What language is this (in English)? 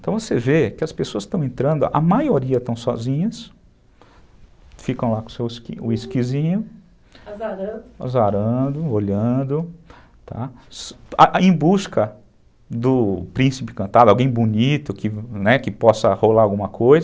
Portuguese